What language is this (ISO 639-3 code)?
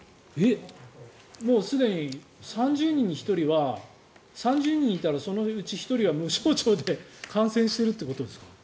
jpn